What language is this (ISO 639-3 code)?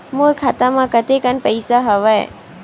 hne